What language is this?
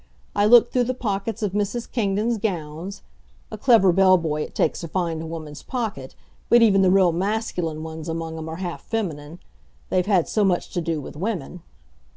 English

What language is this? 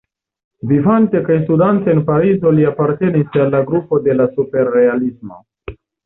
Esperanto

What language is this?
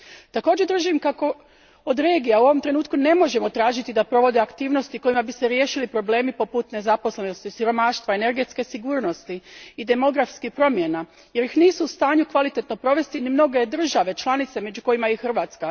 Croatian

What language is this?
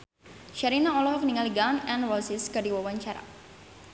Sundanese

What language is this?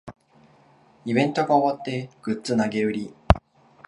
Japanese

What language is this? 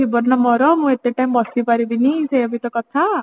Odia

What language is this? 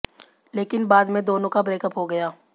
Hindi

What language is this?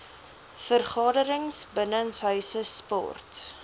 Afrikaans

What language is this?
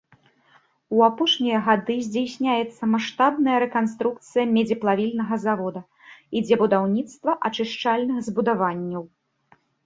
Belarusian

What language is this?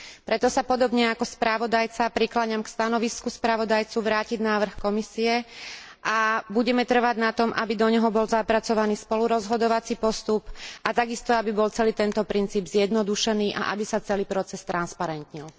Slovak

